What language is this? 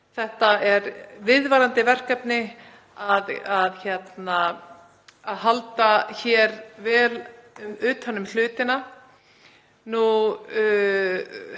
Icelandic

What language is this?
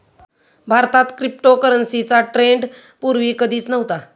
Marathi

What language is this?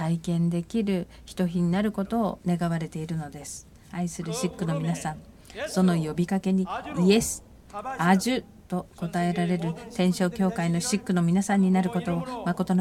Japanese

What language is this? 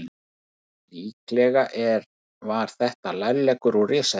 Icelandic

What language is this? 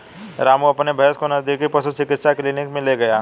Hindi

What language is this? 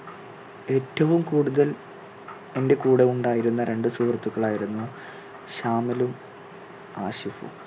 Malayalam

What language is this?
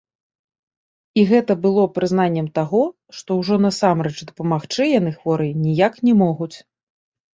Belarusian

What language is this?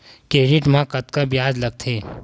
Chhattisgarhi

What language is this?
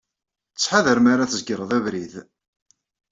Kabyle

